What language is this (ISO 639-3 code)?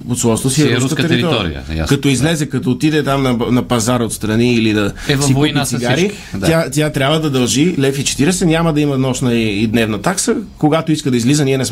bul